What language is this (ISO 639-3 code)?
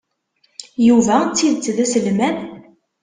kab